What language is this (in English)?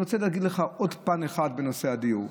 Hebrew